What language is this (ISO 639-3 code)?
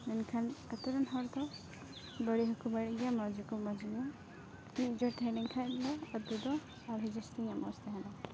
sat